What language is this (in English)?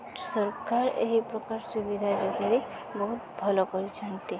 Odia